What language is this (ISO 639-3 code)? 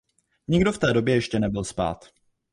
ces